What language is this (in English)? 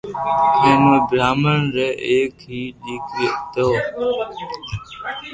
Loarki